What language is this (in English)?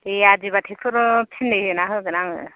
Bodo